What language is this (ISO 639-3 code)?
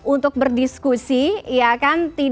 ind